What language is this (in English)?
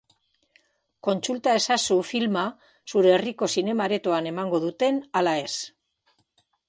Basque